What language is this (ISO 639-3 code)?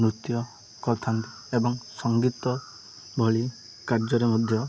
ori